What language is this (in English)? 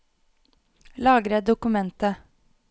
Norwegian